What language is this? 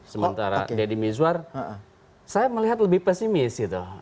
Indonesian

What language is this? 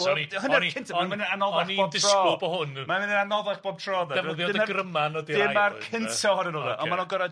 Welsh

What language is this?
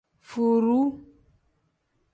Tem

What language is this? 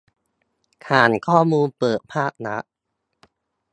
Thai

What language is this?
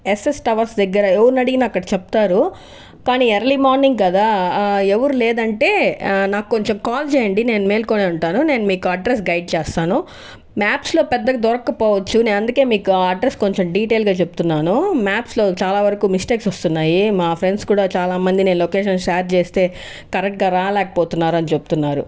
Telugu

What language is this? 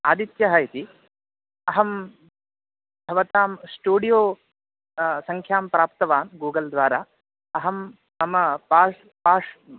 Sanskrit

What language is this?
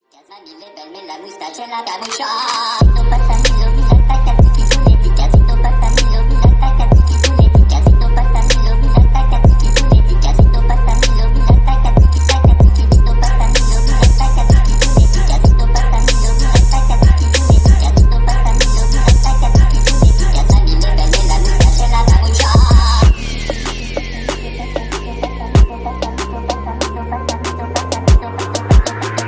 Vietnamese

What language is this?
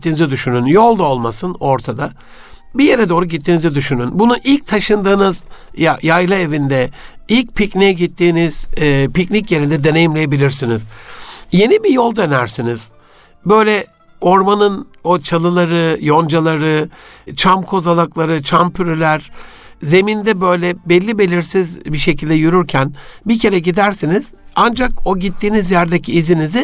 Turkish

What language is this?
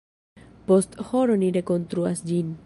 Esperanto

